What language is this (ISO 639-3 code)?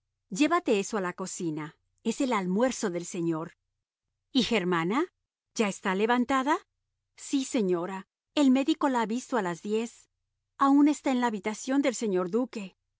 spa